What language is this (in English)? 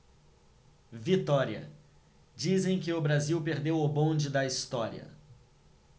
Portuguese